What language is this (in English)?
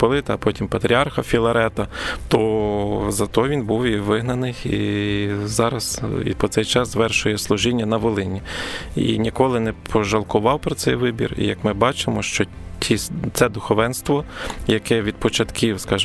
Ukrainian